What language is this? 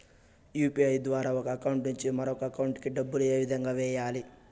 Telugu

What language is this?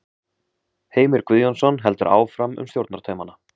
Icelandic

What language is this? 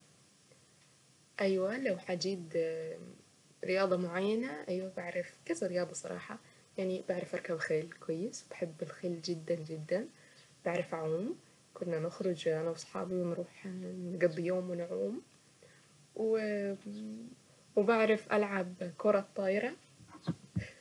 Saidi Arabic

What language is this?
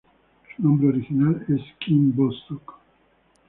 Spanish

